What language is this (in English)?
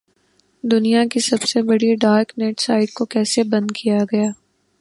Urdu